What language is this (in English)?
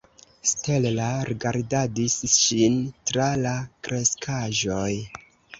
Esperanto